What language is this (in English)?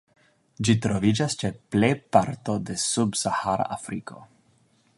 Esperanto